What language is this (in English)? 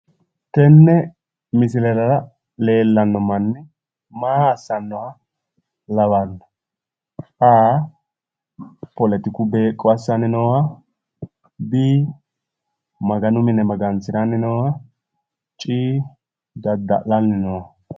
Sidamo